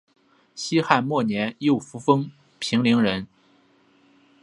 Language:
Chinese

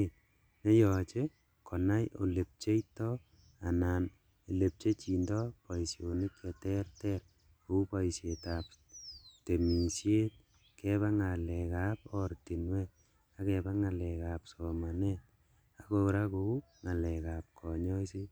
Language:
Kalenjin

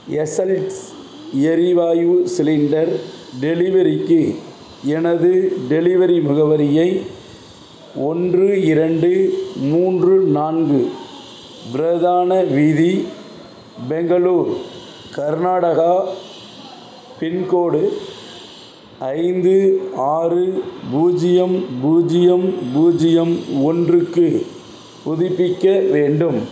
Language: Tamil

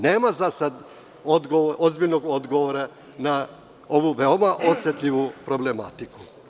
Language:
Serbian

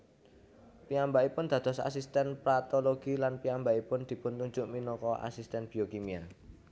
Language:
Javanese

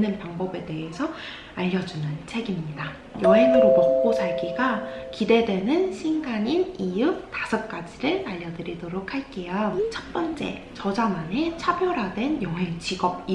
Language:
Korean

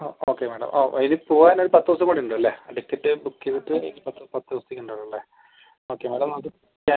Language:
Malayalam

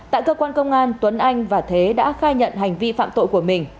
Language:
Vietnamese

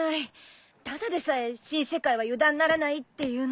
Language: Japanese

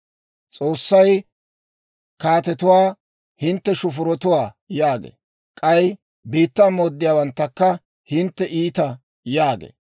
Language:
Dawro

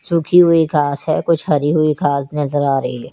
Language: Hindi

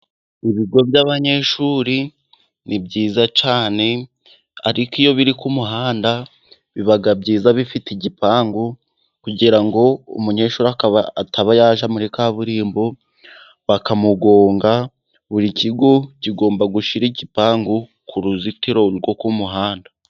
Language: Kinyarwanda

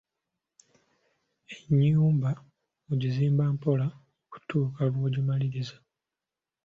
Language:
Ganda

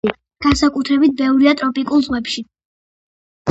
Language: Georgian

